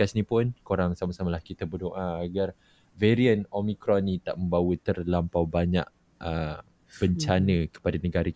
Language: Malay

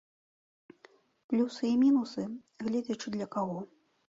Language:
Belarusian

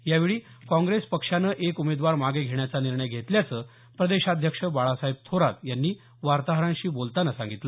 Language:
Marathi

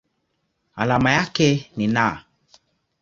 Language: Swahili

